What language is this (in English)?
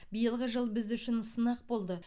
Kazakh